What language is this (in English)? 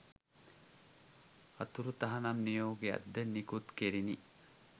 Sinhala